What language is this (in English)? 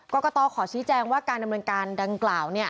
Thai